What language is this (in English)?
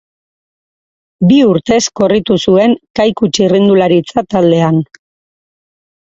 Basque